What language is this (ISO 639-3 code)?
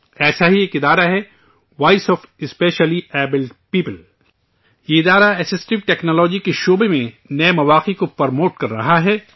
urd